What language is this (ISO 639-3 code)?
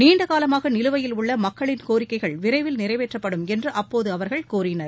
tam